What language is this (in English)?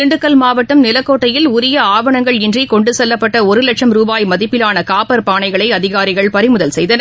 Tamil